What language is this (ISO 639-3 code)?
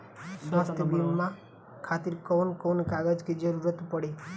bho